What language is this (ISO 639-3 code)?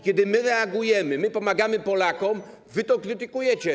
pol